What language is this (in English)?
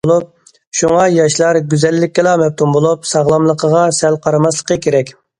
Uyghur